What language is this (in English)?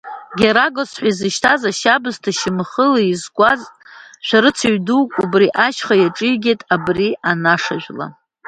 Abkhazian